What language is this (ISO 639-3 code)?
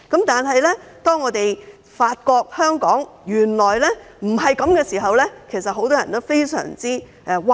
yue